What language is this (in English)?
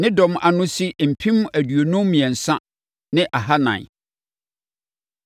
Akan